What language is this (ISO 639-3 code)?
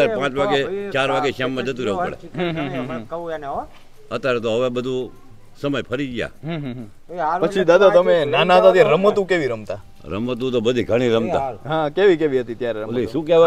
guj